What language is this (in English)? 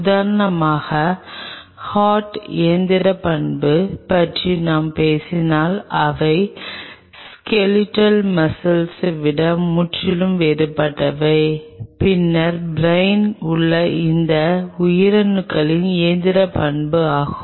Tamil